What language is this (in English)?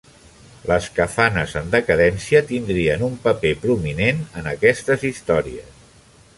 Catalan